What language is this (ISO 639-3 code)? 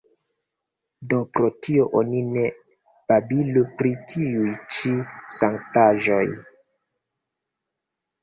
epo